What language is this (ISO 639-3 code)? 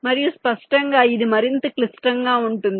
tel